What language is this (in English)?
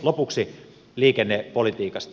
Finnish